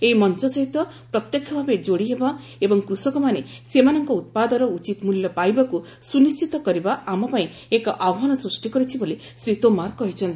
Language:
Odia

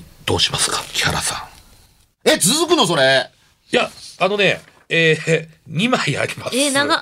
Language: Japanese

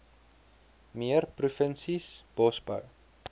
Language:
Afrikaans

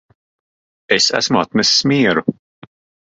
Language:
Latvian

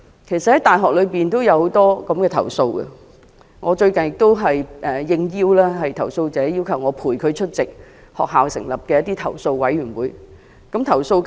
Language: Cantonese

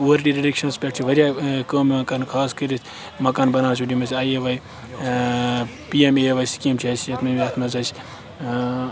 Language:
Kashmiri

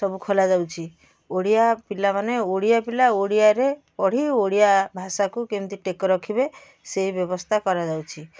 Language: Odia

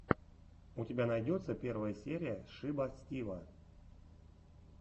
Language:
Russian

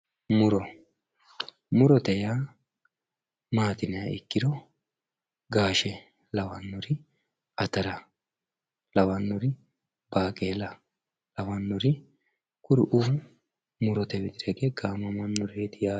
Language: Sidamo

